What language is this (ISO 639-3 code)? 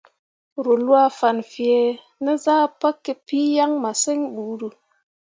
mua